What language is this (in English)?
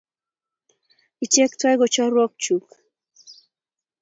Kalenjin